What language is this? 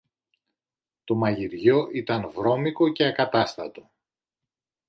Greek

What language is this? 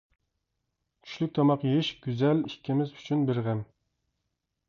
Uyghur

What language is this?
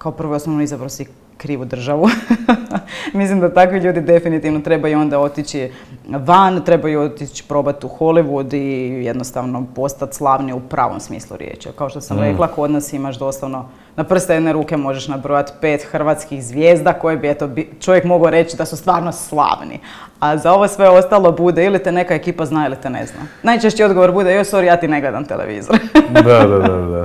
Croatian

